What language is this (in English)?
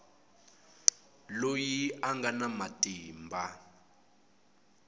Tsonga